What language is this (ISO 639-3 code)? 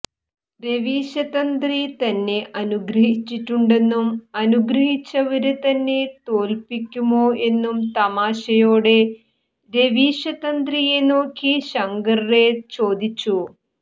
mal